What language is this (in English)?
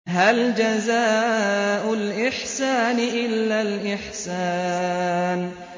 Arabic